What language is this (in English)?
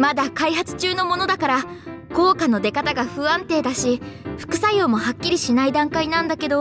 Japanese